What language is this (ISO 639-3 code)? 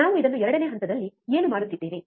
kan